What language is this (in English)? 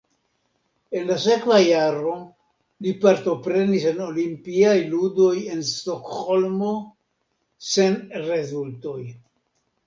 Esperanto